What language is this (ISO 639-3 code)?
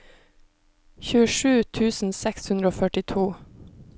nor